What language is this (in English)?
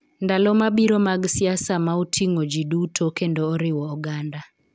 Luo (Kenya and Tanzania)